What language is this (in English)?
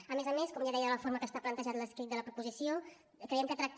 Catalan